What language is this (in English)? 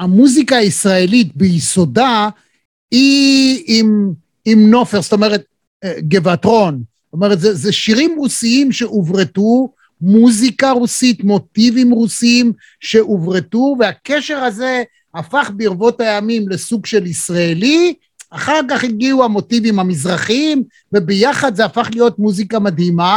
Hebrew